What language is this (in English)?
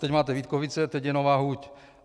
Czech